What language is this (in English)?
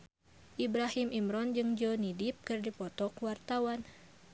Sundanese